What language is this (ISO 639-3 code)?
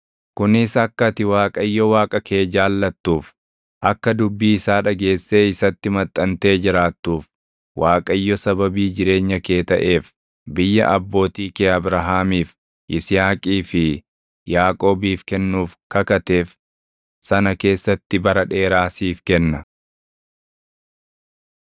orm